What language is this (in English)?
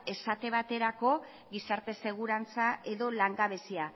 Basque